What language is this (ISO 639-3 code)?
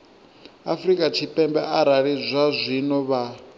ven